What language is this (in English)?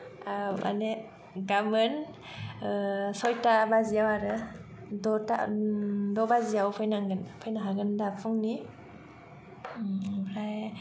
Bodo